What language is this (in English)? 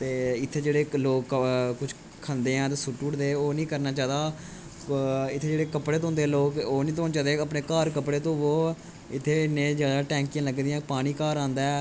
Dogri